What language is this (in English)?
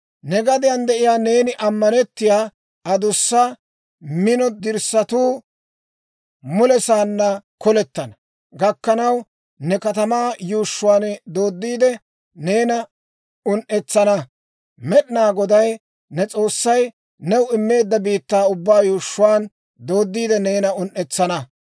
Dawro